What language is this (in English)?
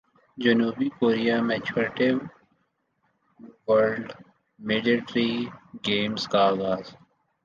Urdu